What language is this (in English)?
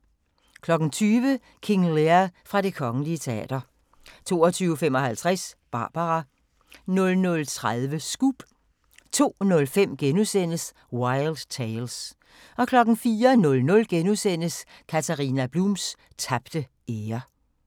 Danish